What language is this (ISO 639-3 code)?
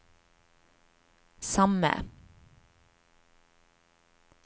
nor